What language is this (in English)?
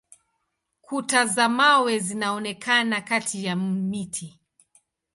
Swahili